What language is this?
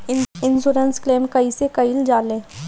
Bhojpuri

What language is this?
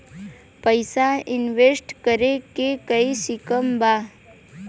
Bhojpuri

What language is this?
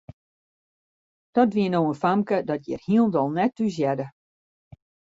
Western Frisian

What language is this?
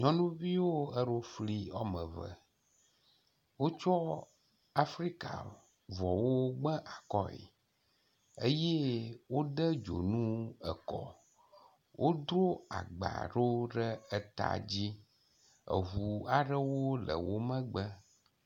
Ewe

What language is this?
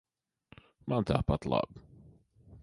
Latvian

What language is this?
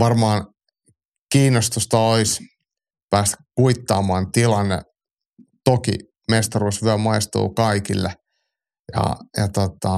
Finnish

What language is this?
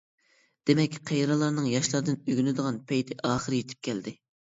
Uyghur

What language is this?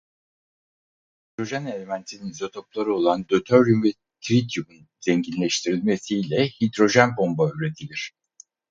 Turkish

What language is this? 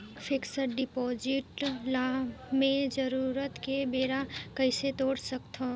Chhattisgarhi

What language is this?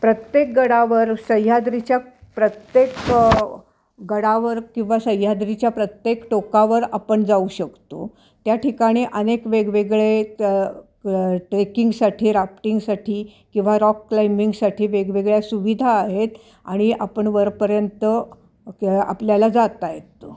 Marathi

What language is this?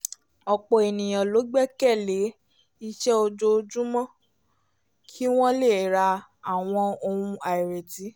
Yoruba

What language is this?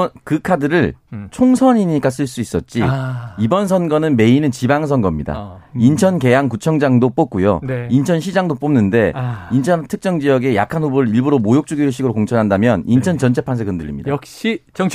Korean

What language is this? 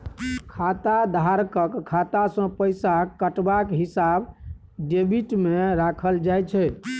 Maithili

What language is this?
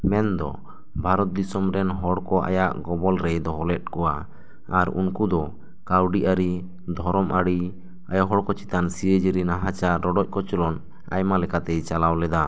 Santali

